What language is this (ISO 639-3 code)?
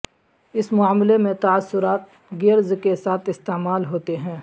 urd